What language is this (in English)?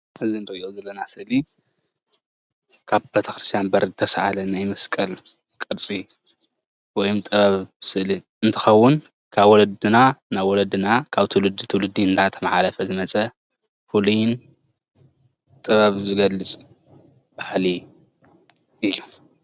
Tigrinya